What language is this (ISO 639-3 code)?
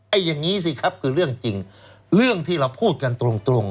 tha